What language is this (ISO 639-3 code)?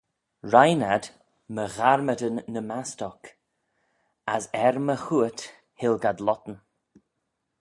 glv